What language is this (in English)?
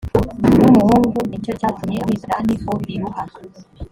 Kinyarwanda